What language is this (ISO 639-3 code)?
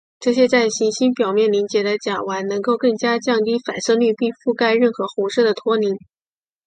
zho